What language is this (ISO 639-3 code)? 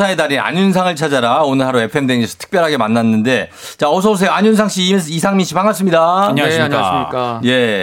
kor